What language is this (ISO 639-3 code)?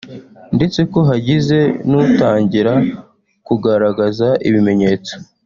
kin